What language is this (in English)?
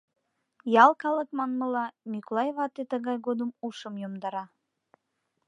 Mari